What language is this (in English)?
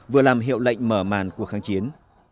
Vietnamese